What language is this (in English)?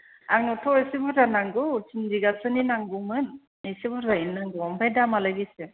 Bodo